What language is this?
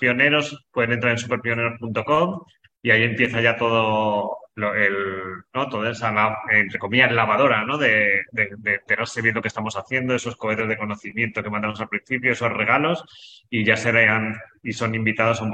Spanish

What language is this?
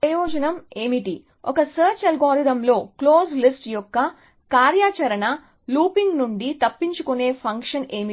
Telugu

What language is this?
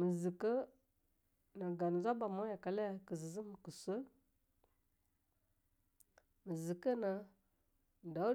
Longuda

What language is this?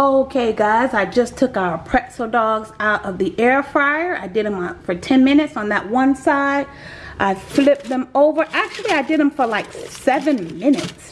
English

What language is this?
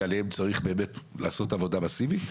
Hebrew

